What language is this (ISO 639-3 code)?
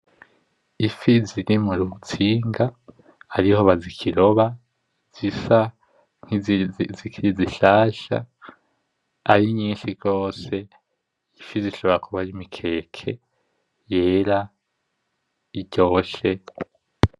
run